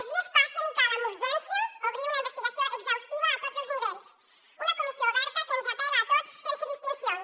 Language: Catalan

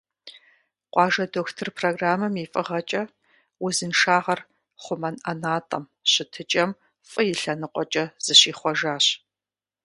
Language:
Kabardian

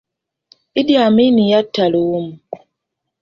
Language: Ganda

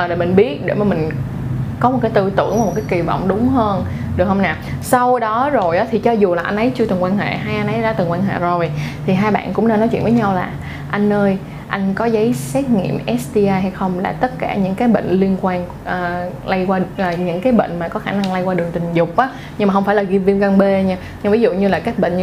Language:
Vietnamese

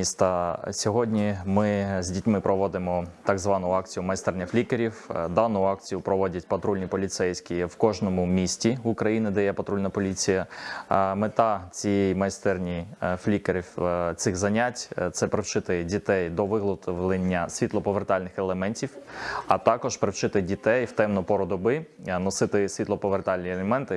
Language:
Ukrainian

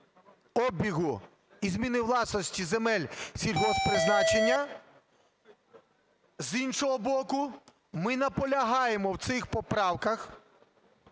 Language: Ukrainian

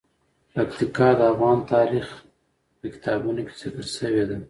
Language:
Pashto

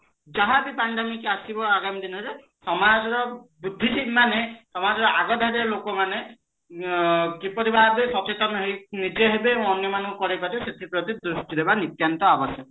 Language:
Odia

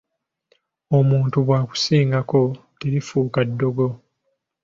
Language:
Ganda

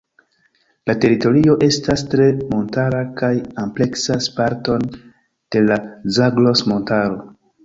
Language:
Esperanto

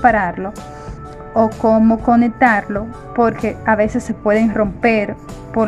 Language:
Spanish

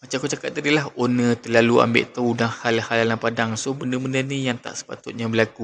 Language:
Malay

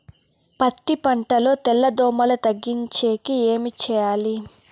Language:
Telugu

